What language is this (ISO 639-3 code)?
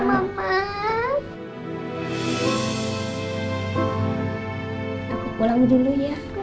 ind